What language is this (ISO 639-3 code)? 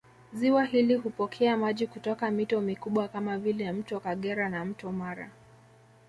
swa